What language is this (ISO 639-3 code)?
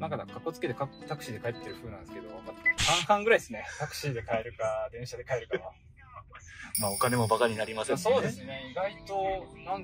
jpn